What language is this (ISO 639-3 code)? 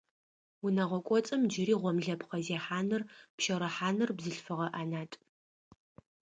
ady